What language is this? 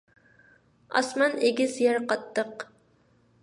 Uyghur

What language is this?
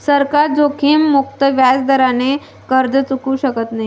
Marathi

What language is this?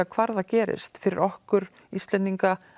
Icelandic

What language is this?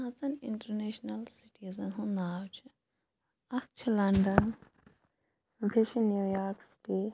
Kashmiri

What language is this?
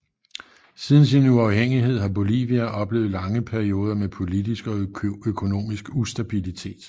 Danish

